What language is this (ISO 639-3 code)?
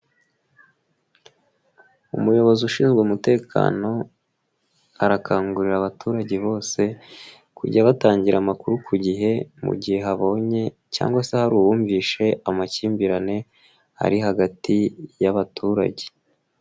kin